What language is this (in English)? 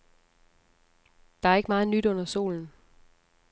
Danish